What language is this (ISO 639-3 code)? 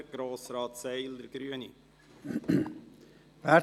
gsw